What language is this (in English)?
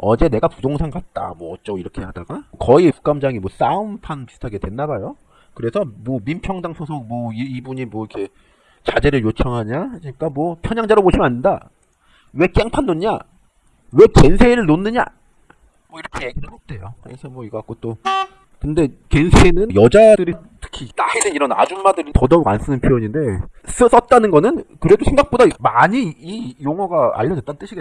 Korean